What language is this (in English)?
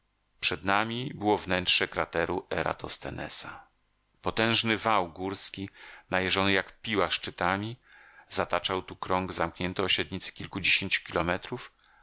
Polish